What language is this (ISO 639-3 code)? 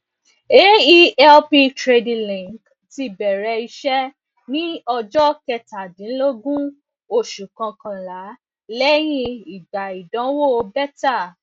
yor